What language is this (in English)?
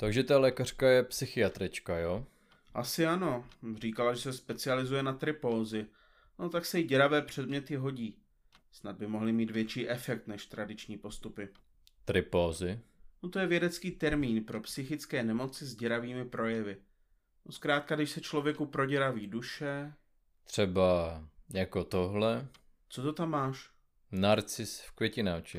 Czech